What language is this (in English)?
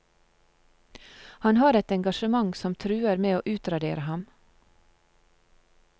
Norwegian